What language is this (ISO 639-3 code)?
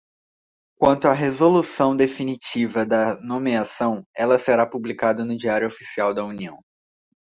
por